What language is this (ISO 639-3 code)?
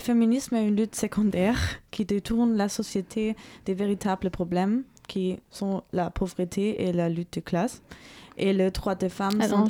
fra